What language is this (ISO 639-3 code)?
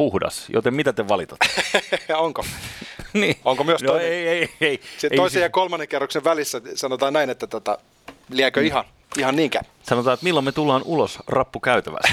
fin